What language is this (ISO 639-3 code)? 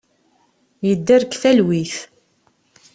kab